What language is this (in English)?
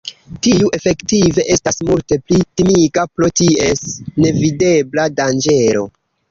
Esperanto